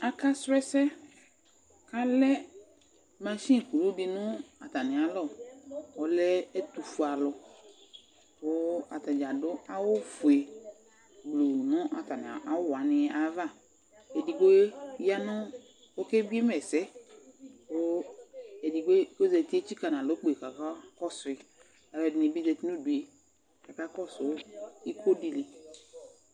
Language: Ikposo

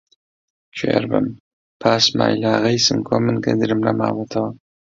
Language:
Central Kurdish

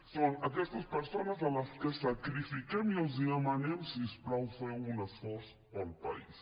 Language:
Catalan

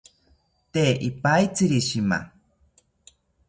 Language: South Ucayali Ashéninka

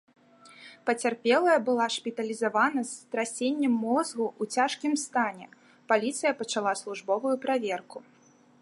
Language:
Belarusian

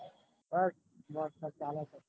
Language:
Gujarati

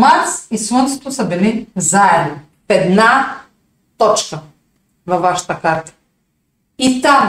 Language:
Bulgarian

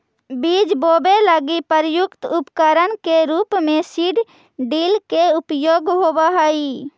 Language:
Magahi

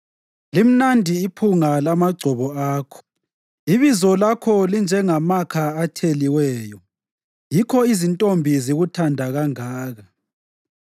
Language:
North Ndebele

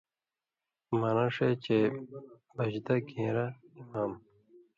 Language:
Indus Kohistani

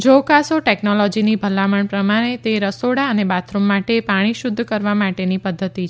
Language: Gujarati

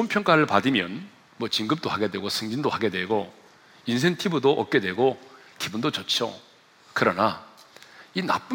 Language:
Korean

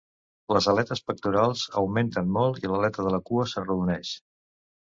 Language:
Catalan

